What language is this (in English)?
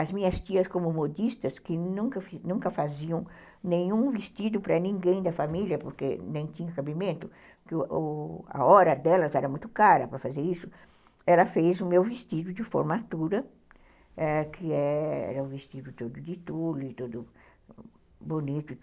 Portuguese